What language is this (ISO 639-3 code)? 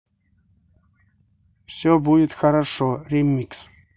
rus